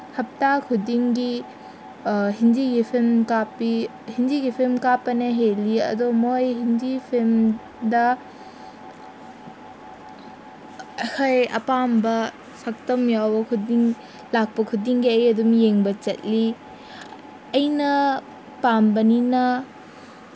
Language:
Manipuri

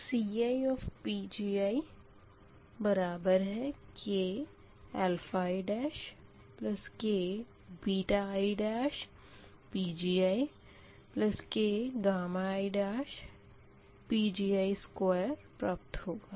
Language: Hindi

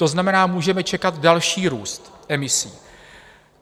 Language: Czech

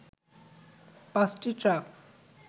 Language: Bangla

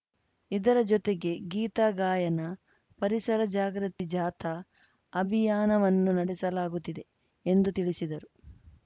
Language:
Kannada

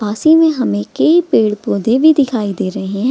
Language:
Hindi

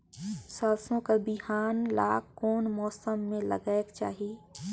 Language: Chhattisgarhi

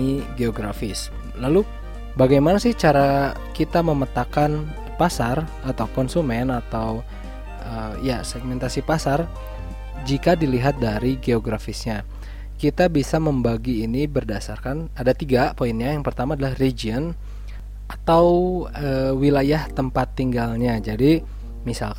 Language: Indonesian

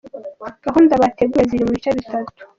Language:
Kinyarwanda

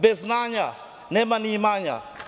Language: Serbian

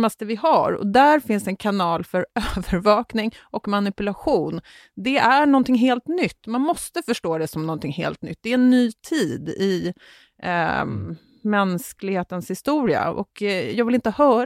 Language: Swedish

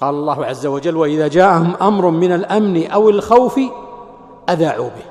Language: Arabic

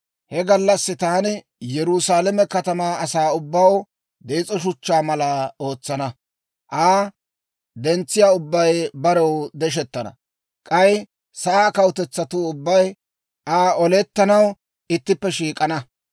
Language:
Dawro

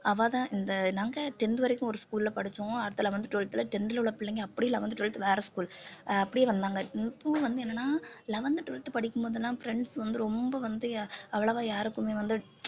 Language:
Tamil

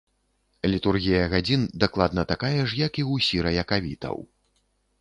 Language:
Belarusian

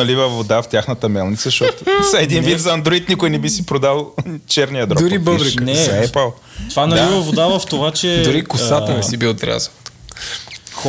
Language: Bulgarian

